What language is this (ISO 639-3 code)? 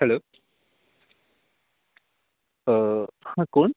mar